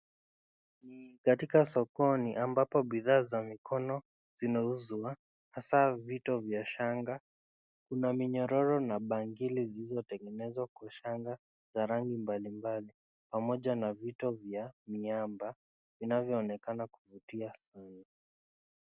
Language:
Swahili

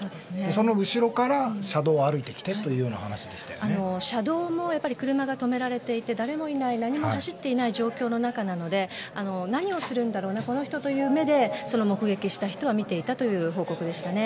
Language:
Japanese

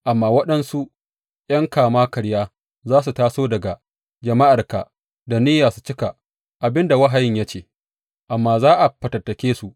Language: Hausa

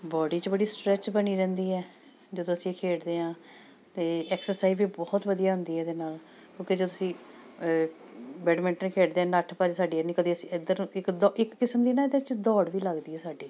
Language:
Punjabi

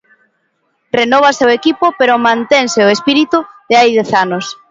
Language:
Galician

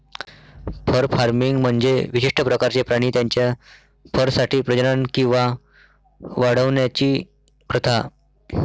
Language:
Marathi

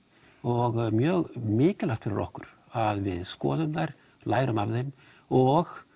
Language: Icelandic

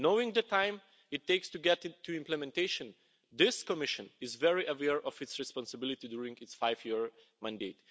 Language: English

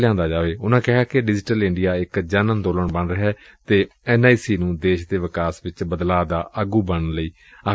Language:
Punjabi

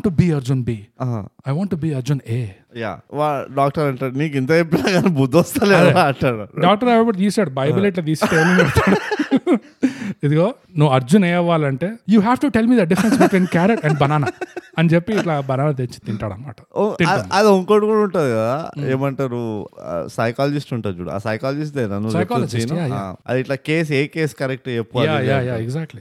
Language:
Telugu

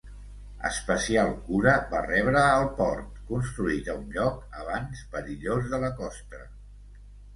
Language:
Catalan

